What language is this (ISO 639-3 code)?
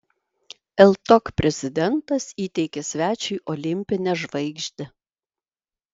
lit